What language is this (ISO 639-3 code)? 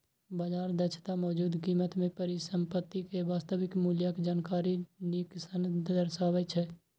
mai